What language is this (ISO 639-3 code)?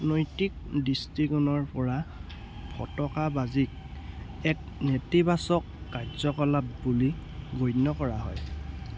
asm